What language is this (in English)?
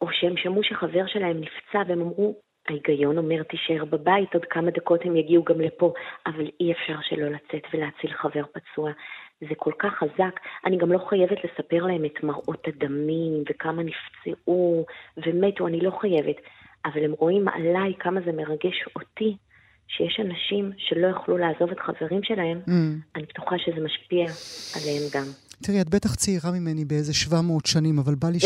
Hebrew